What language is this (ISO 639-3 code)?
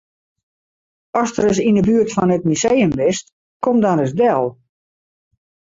fry